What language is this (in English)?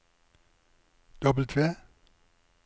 Norwegian